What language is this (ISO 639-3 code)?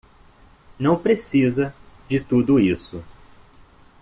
por